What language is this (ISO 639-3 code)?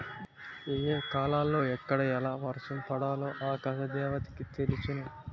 tel